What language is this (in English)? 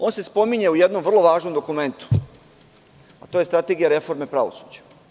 Serbian